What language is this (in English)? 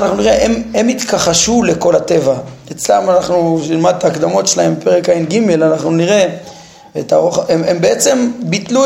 Hebrew